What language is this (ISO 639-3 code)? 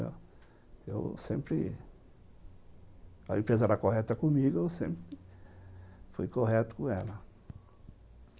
por